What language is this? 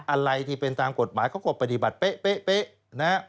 Thai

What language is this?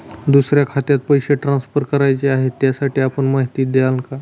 Marathi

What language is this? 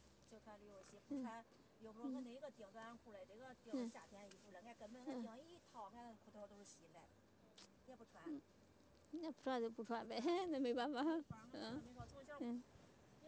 Chinese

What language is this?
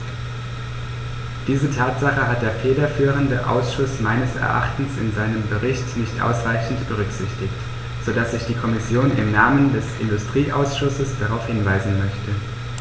German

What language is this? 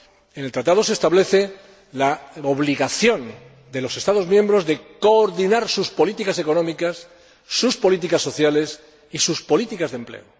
Spanish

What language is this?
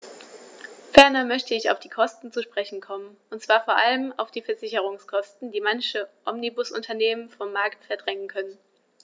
German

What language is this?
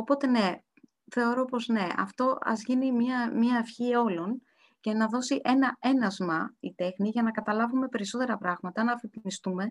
Greek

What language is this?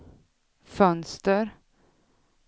Swedish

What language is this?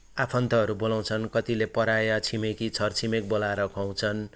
Nepali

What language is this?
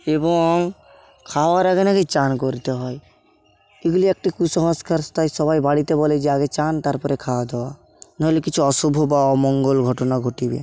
Bangla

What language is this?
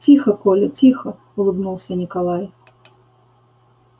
Russian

